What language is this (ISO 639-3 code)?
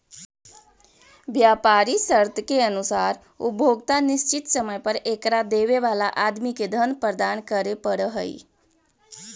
mag